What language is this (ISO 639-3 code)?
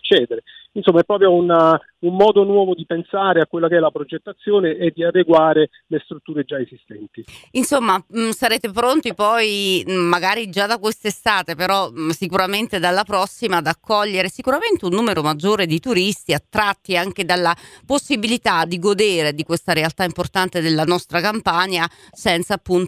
ita